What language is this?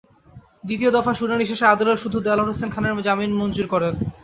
Bangla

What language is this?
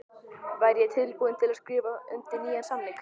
Icelandic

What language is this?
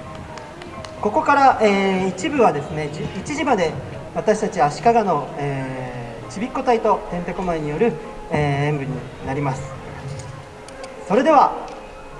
Japanese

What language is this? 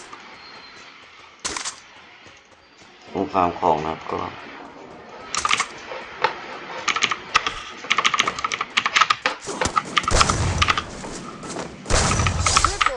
Thai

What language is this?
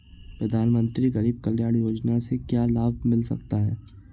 Hindi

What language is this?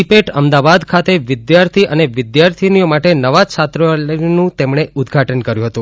Gujarati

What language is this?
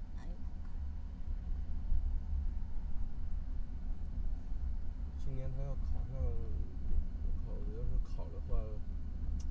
Chinese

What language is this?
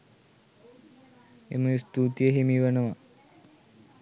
Sinhala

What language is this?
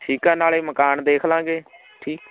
Punjabi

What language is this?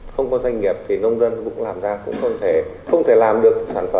Vietnamese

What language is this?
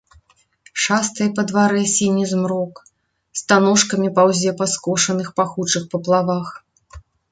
Belarusian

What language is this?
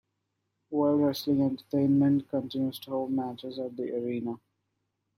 English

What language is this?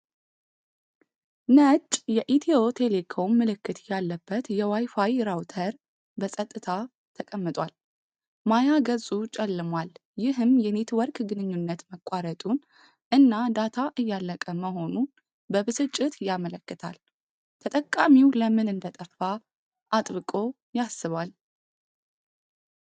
Amharic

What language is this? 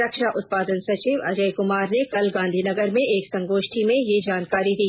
Hindi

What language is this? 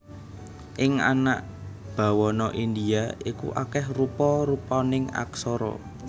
Javanese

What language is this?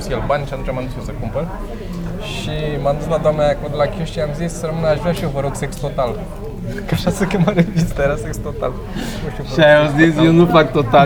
Romanian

